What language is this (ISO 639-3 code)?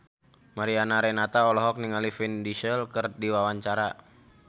sun